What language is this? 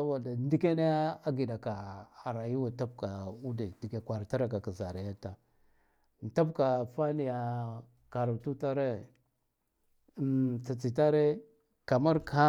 Guduf-Gava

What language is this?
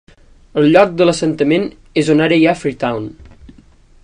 Catalan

